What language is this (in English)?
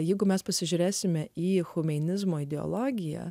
Lithuanian